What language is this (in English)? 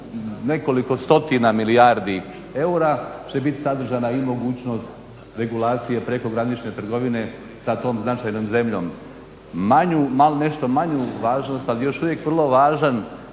Croatian